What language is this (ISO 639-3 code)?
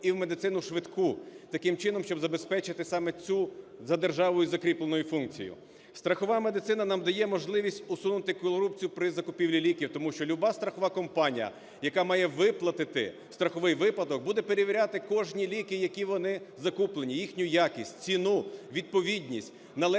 ukr